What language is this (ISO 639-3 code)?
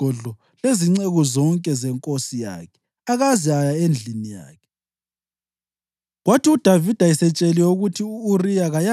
nde